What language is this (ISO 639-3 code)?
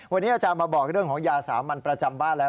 tha